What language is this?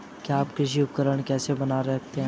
Hindi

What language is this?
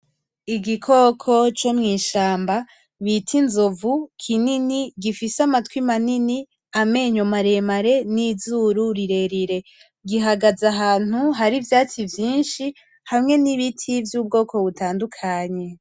Rundi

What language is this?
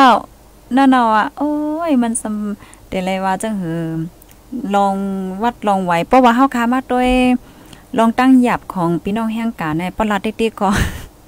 Thai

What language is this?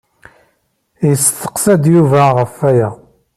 Kabyle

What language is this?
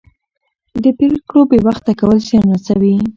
Pashto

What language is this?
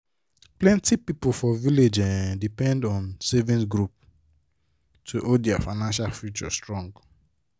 Nigerian Pidgin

